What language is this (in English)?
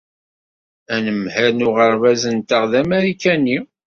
Kabyle